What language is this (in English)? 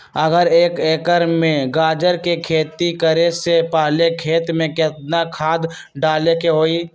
Magahi